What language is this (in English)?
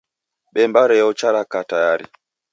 Taita